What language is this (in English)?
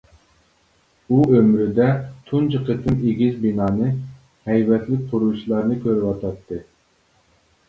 Uyghur